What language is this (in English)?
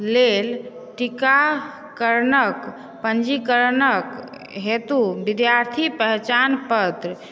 Maithili